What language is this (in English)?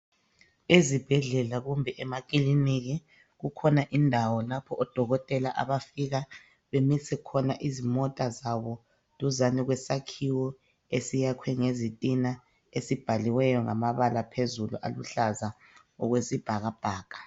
North Ndebele